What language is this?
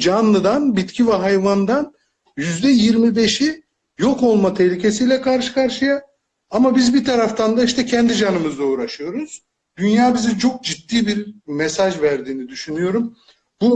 Turkish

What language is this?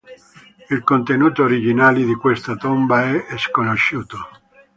Italian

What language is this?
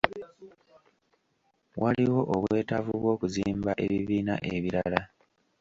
Ganda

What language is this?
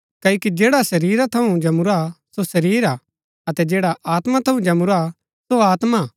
Gaddi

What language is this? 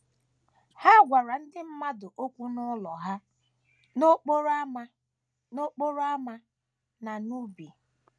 Igbo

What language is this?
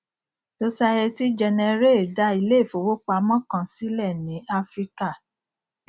Yoruba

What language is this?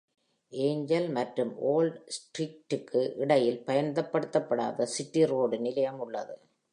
Tamil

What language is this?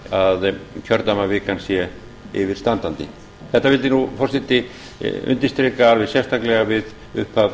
Icelandic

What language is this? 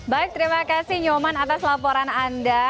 Indonesian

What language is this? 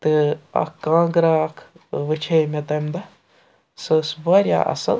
Kashmiri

